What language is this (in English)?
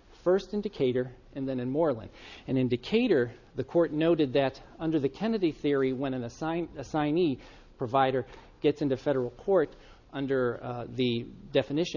English